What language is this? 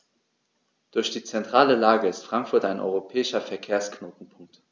German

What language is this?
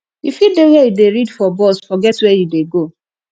Nigerian Pidgin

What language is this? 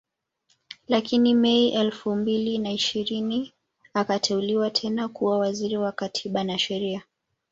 Swahili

